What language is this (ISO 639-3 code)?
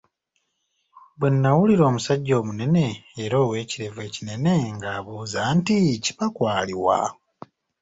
lug